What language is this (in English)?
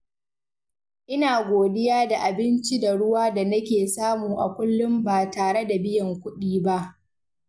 Hausa